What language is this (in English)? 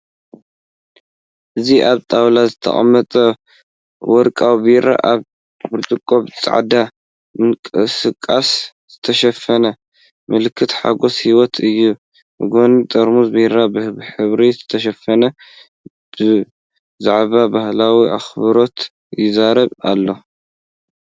Tigrinya